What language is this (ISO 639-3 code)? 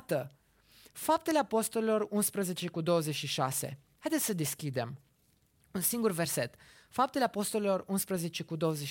ron